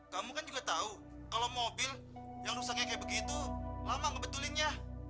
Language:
Indonesian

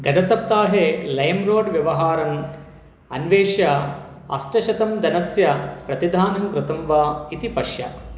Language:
Sanskrit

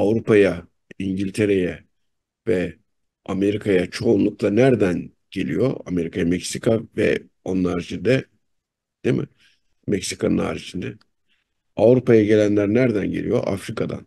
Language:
Turkish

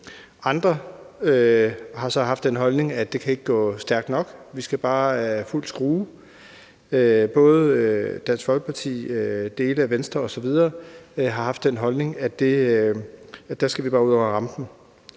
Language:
Danish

